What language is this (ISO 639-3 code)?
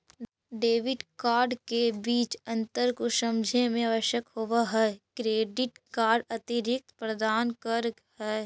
mag